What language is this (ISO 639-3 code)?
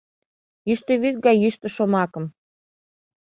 chm